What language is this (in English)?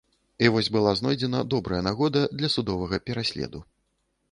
Belarusian